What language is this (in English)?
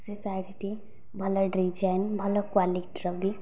Odia